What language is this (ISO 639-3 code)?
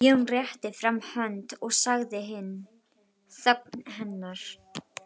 isl